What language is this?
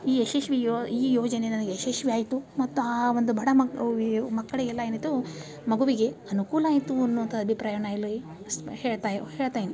Kannada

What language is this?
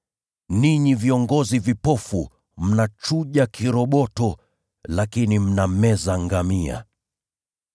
Swahili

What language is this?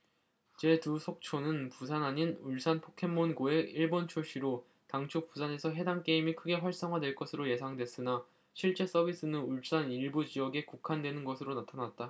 Korean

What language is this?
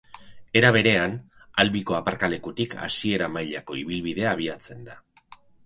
Basque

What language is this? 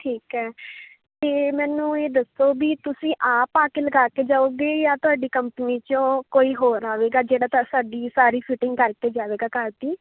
Punjabi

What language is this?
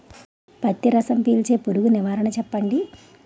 Telugu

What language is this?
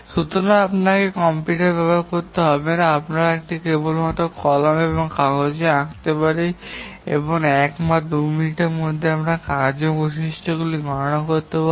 Bangla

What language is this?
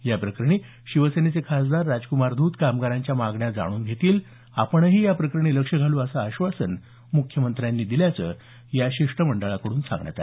Marathi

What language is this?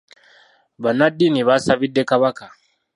Ganda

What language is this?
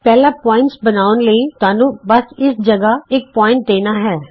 Punjabi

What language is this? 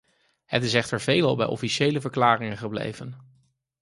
Dutch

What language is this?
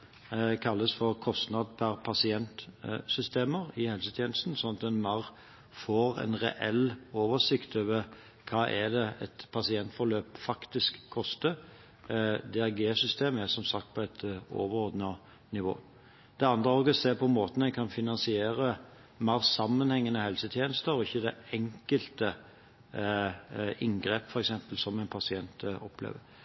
Norwegian Bokmål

